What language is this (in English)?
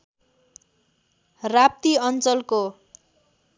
Nepali